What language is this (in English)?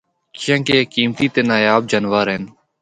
Northern Hindko